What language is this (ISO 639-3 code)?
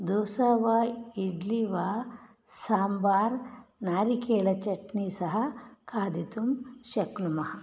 san